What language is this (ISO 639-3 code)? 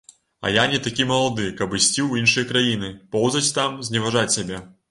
bel